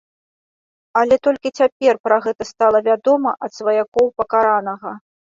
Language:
Belarusian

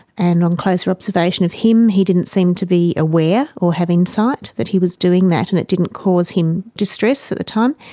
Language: English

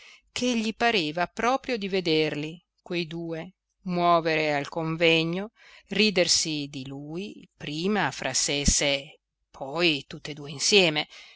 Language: Italian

